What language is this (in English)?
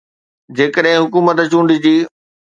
Sindhi